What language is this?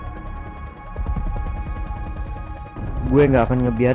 Indonesian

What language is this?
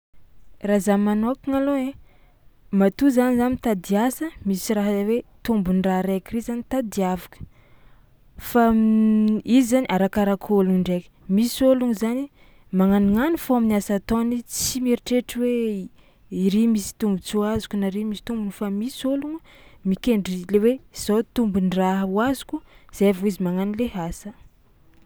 Tsimihety Malagasy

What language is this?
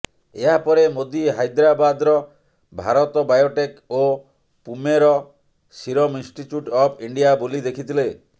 Odia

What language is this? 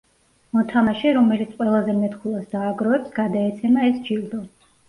Georgian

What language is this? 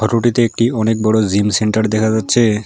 Bangla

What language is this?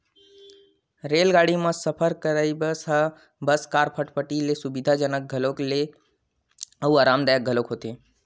Chhattisgarhi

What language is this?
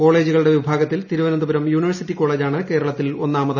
Malayalam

